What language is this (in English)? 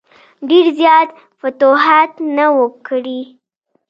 Pashto